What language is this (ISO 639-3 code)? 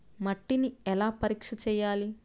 tel